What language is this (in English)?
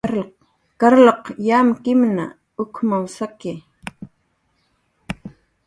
Jaqaru